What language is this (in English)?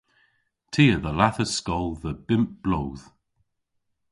Cornish